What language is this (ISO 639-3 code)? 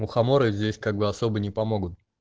rus